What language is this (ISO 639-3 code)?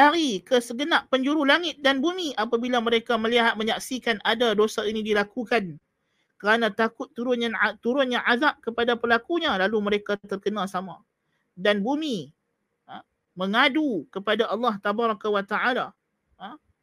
msa